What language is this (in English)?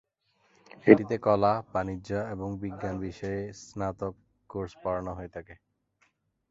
Bangla